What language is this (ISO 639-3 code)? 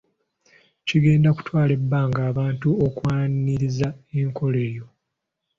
lug